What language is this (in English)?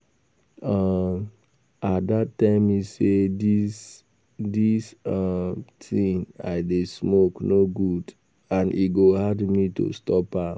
Nigerian Pidgin